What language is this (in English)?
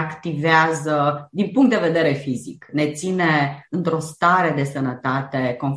Romanian